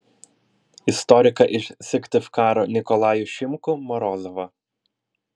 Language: Lithuanian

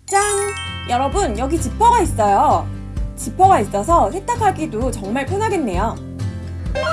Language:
Korean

